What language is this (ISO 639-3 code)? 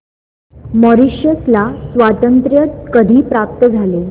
mar